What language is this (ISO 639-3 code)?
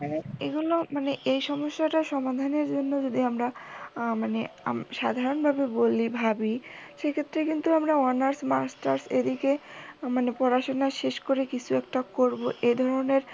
ben